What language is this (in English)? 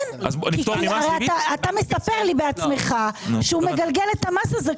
Hebrew